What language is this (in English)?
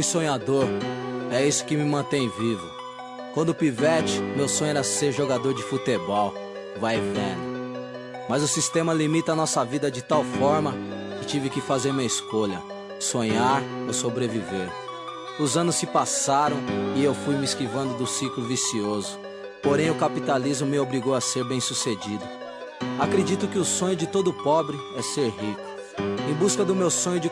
Portuguese